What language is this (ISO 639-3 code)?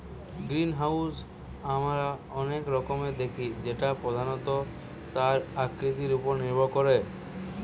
ben